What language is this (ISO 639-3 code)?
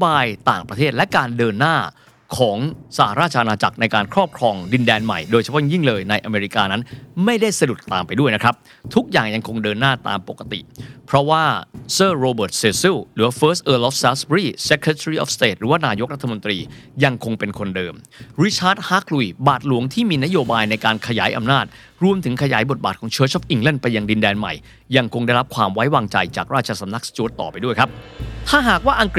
tha